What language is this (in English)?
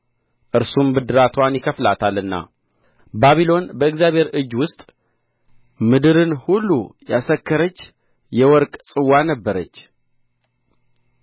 Amharic